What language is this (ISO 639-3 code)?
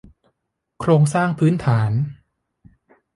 tha